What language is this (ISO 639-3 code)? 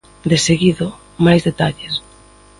glg